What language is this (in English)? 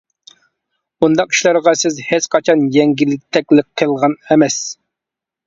Uyghur